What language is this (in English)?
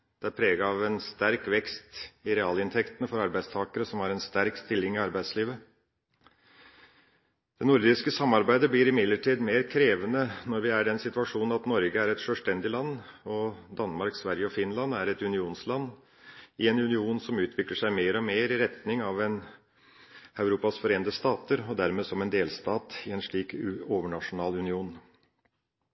Norwegian Bokmål